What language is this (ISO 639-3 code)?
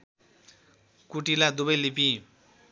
nep